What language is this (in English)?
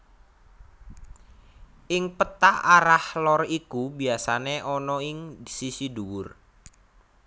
Javanese